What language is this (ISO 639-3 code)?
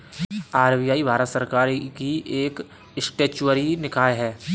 hin